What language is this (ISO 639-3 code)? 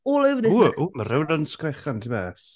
cym